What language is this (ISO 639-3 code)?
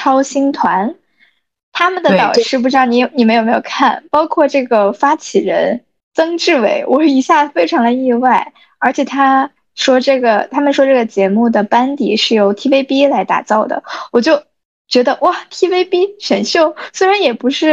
zho